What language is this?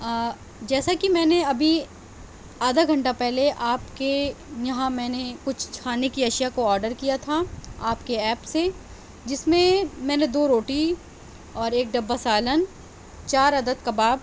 Urdu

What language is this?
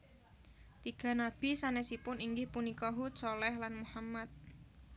Javanese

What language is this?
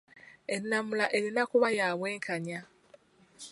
Ganda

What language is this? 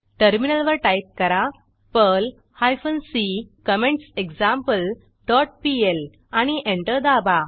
Marathi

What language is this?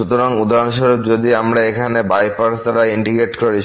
Bangla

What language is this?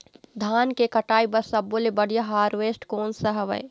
Chhattisgarhi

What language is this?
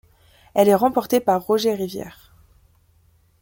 French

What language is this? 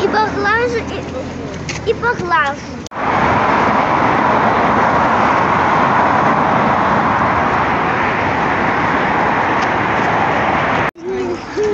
Russian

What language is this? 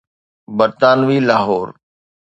Sindhi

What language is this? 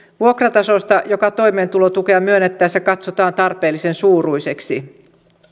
Finnish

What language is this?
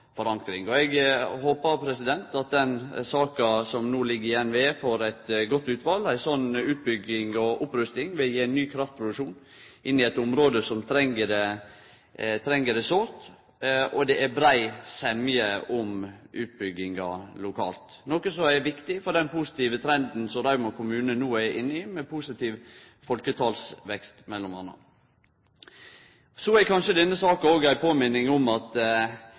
Norwegian Nynorsk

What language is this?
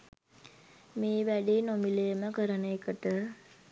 Sinhala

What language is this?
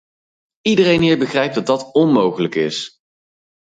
Dutch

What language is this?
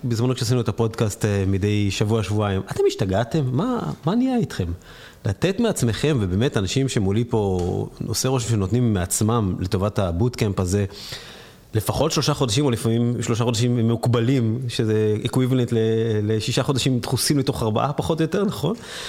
Hebrew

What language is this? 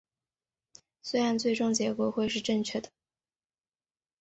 Chinese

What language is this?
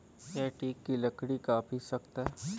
Hindi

